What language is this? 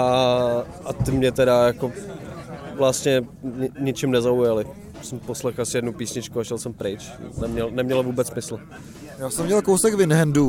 Czech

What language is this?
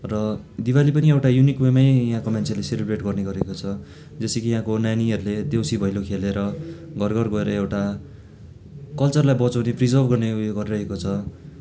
Nepali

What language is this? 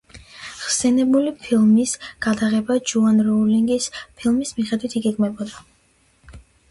Georgian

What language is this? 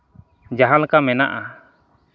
Santali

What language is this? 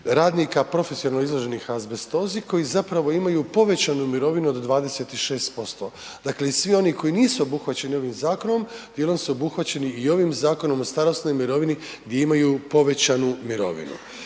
Croatian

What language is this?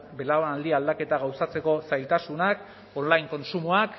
Basque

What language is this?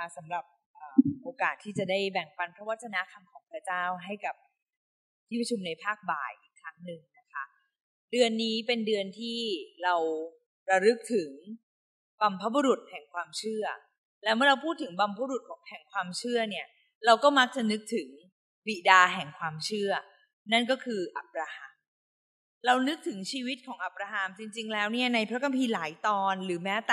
Thai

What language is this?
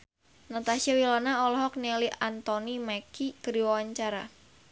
Sundanese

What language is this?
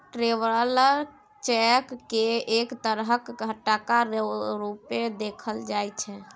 Maithili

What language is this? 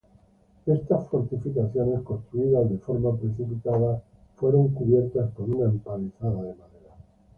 Spanish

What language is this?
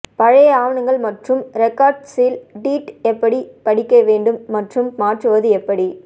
Tamil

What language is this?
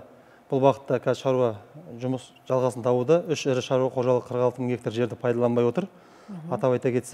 Turkish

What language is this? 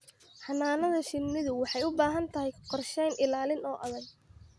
Somali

